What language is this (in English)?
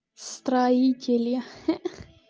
Russian